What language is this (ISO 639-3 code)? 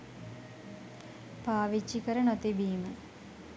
sin